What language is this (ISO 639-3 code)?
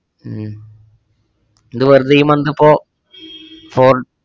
mal